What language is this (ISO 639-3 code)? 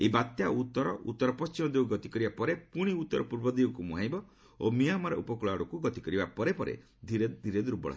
ori